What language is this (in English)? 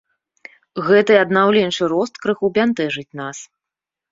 Belarusian